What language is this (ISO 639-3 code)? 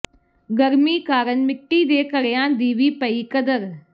pan